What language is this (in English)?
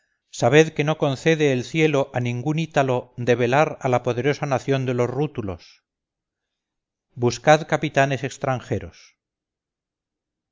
Spanish